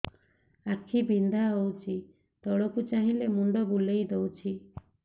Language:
Odia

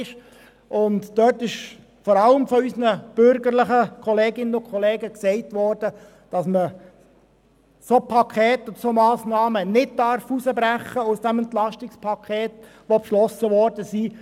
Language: Swiss German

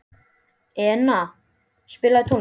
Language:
Icelandic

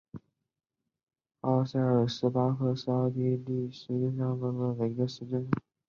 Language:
Chinese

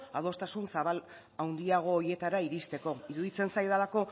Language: Basque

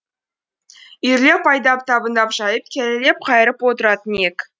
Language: Kazakh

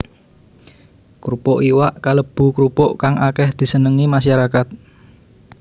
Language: Javanese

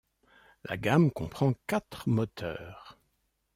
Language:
French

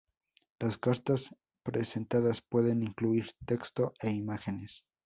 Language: Spanish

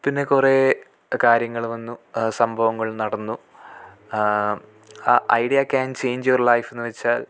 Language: Malayalam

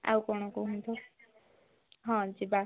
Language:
Odia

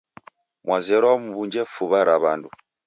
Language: Taita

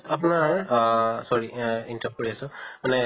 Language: Assamese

